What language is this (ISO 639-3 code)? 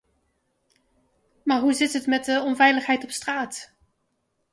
nld